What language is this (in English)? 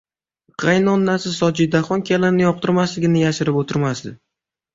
Uzbek